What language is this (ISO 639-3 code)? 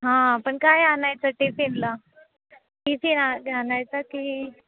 mar